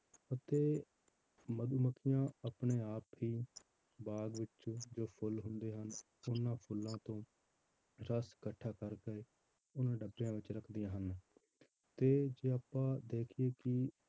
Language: Punjabi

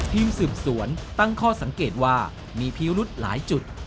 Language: Thai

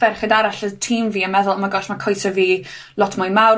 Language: Welsh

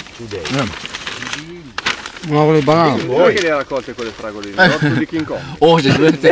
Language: Italian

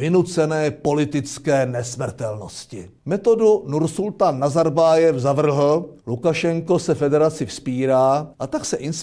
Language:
Czech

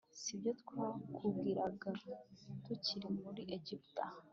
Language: Kinyarwanda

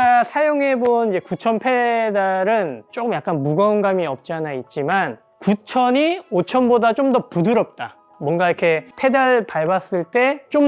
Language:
Korean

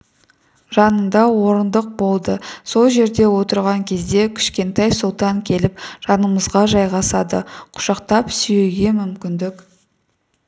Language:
Kazakh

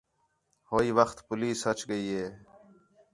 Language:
Khetrani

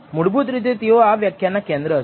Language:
Gujarati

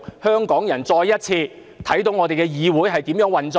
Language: Cantonese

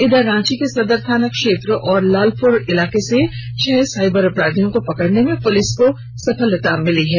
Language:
Hindi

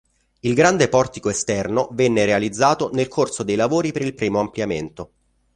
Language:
Italian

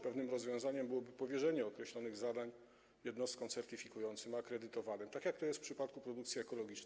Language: Polish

